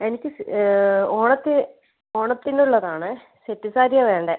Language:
Malayalam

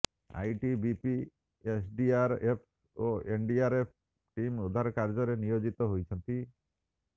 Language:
Odia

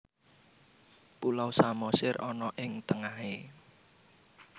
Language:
Javanese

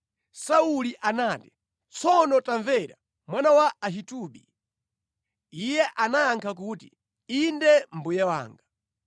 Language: Nyanja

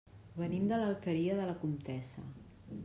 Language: Catalan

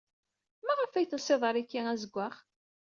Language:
Kabyle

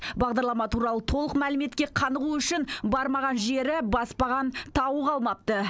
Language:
Kazakh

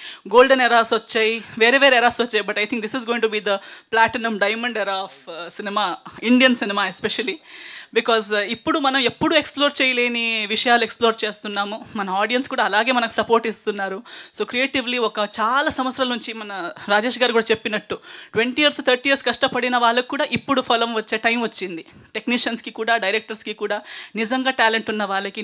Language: Telugu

